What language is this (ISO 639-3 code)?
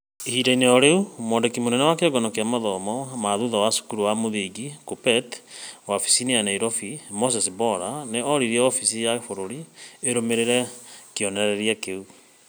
kik